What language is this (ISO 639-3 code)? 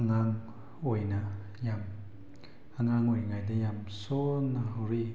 mni